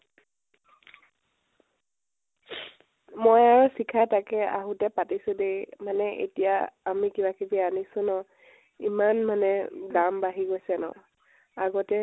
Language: Assamese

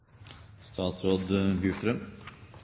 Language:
Norwegian Bokmål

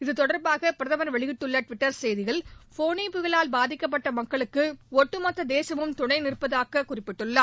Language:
Tamil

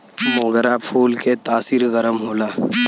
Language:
Bhojpuri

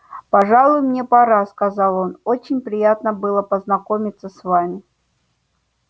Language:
Russian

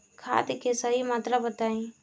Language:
Bhojpuri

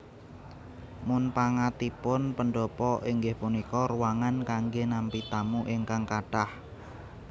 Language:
Javanese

